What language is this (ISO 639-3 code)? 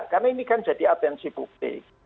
ind